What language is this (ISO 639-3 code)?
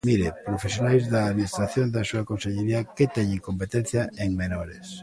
glg